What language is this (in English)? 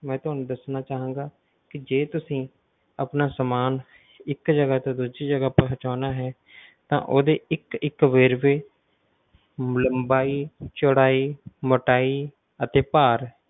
Punjabi